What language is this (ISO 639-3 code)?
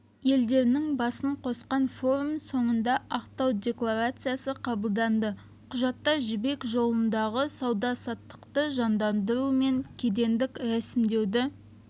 kaz